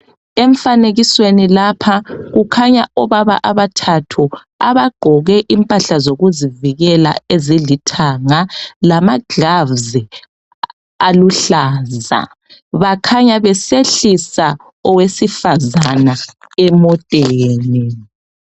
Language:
North Ndebele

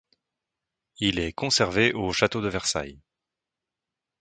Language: French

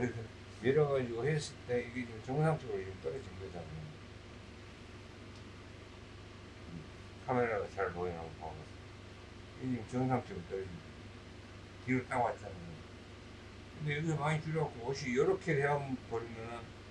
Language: Korean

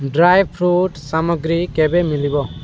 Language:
Odia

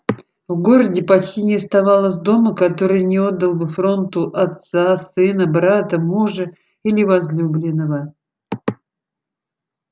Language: Russian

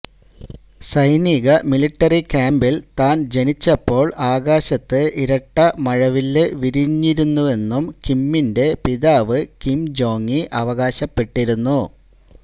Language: Malayalam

